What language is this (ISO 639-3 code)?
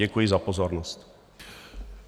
ces